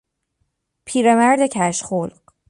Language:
Persian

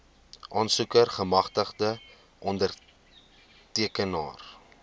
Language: Afrikaans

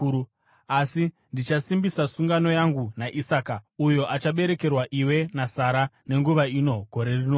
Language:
Shona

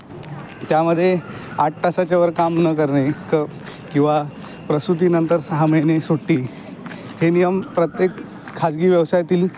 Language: Marathi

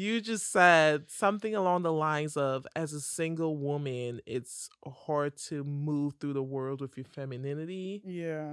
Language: English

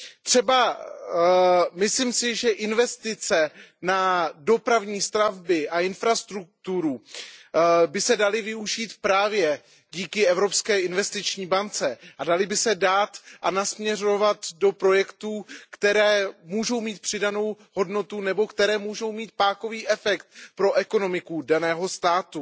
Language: Czech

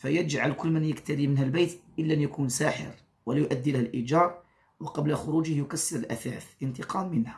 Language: Arabic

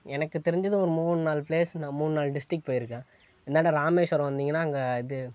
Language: Tamil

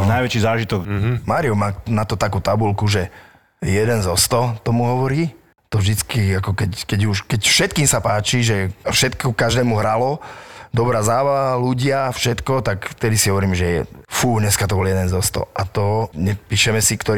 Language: Slovak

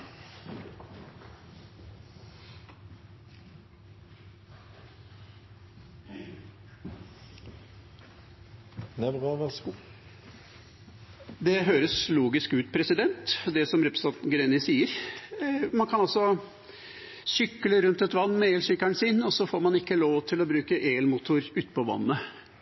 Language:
Norwegian Bokmål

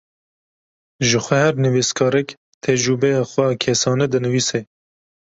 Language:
Kurdish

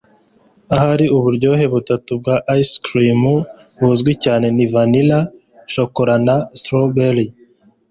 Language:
Kinyarwanda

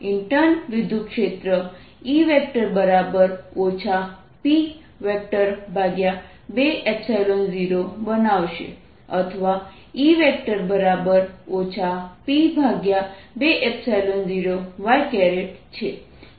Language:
Gujarati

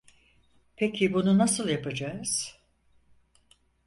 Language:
Turkish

